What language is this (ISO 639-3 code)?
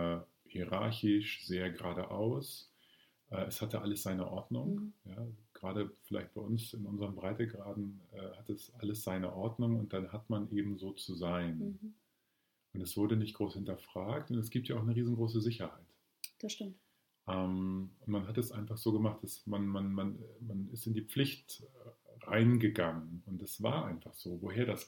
deu